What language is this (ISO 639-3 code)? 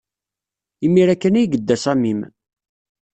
kab